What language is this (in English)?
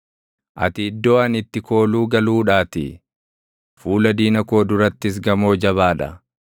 Oromo